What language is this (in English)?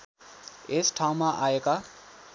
Nepali